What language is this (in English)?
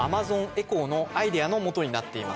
Japanese